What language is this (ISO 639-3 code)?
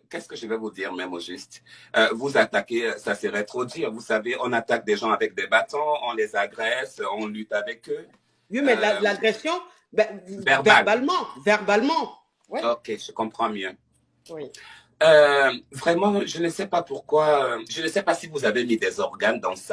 fra